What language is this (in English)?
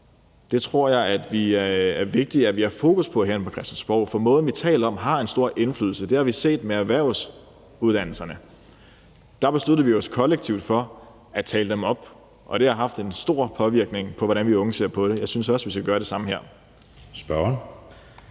Danish